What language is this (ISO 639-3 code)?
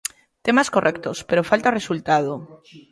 glg